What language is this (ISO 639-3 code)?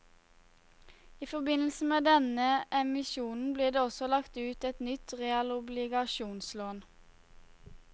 nor